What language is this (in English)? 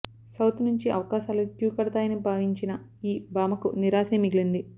Telugu